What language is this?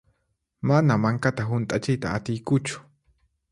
Puno Quechua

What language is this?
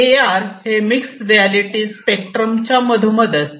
Marathi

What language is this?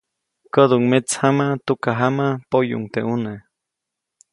Copainalá Zoque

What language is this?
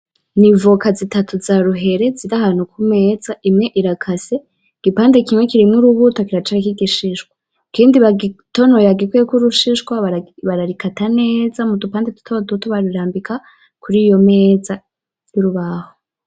Rundi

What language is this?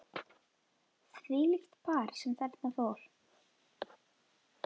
Icelandic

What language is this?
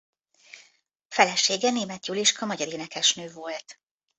Hungarian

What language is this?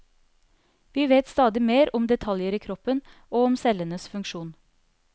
Norwegian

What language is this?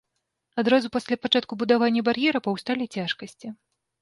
Belarusian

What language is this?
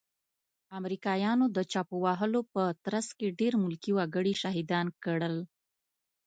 Pashto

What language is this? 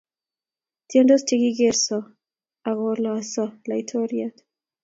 Kalenjin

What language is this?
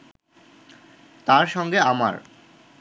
Bangla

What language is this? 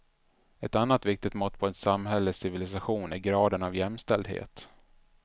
Swedish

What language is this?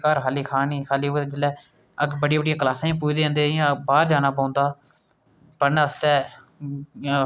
Dogri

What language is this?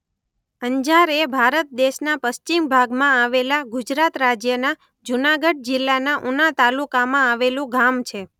Gujarati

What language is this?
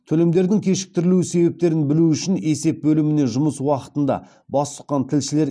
Kazakh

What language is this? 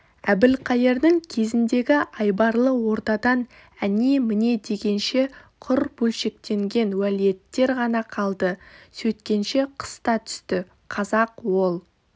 Kazakh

